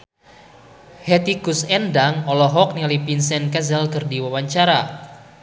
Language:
Sundanese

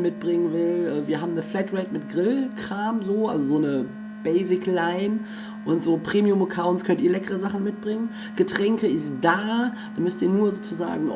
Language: German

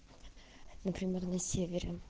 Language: Russian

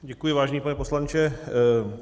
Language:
Czech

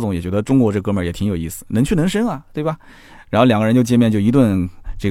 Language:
Chinese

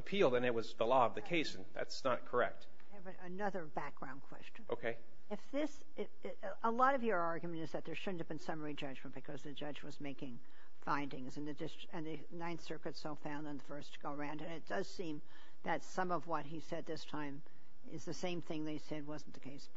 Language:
English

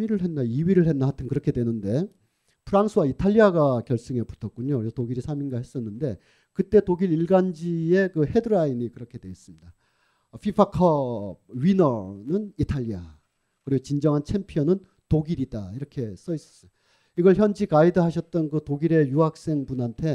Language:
Korean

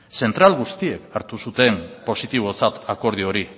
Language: Basque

